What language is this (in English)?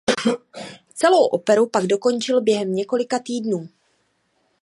Czech